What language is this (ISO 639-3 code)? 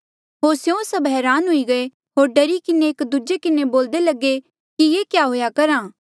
mjl